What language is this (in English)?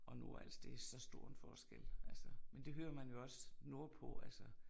Danish